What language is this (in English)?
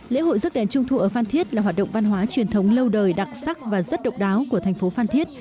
Vietnamese